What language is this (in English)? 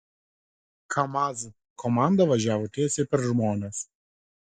Lithuanian